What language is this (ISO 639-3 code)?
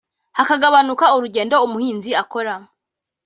kin